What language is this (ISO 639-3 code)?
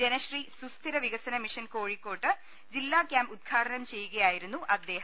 mal